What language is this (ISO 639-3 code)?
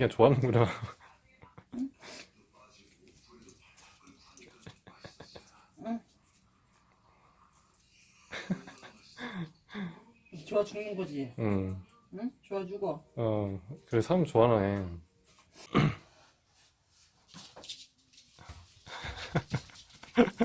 kor